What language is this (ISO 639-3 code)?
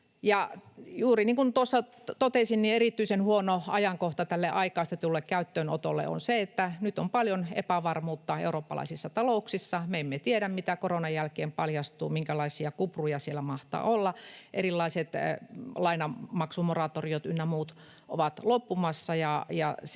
fin